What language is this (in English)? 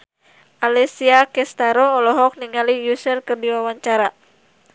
Sundanese